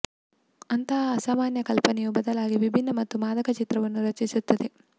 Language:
Kannada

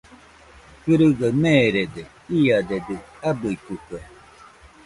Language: Nüpode Huitoto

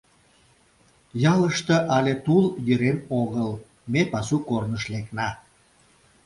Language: Mari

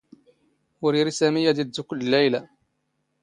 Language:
Standard Moroccan Tamazight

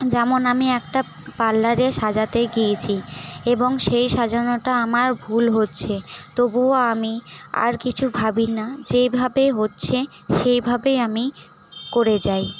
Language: Bangla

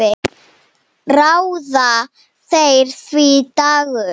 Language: Icelandic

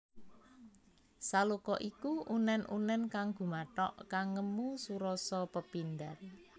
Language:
Javanese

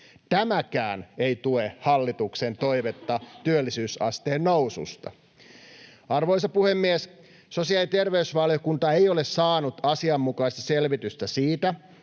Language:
Finnish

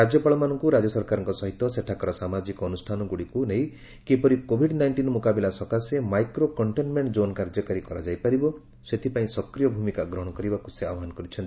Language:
Odia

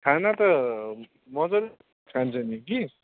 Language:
Nepali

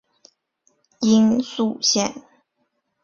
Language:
Chinese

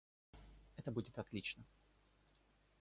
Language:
Russian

